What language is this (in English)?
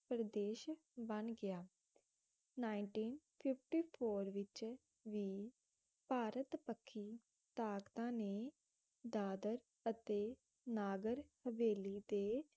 Punjabi